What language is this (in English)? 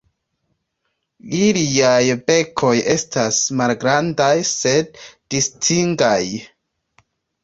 Esperanto